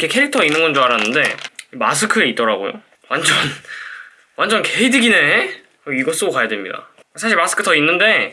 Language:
Korean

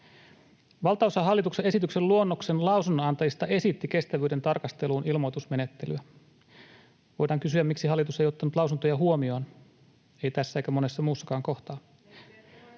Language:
Finnish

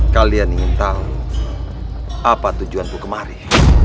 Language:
Indonesian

